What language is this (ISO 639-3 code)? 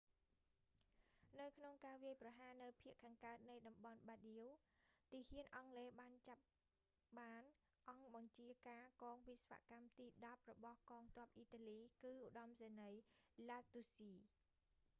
khm